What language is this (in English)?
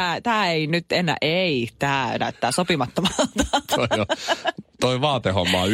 Finnish